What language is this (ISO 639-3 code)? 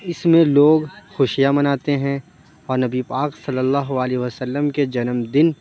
urd